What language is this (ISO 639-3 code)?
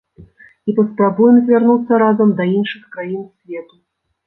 bel